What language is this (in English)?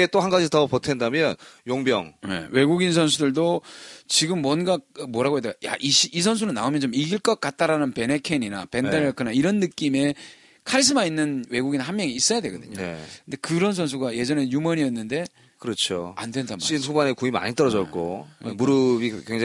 Korean